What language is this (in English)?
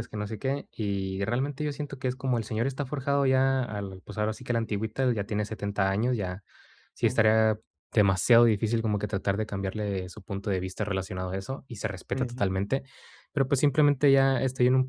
Spanish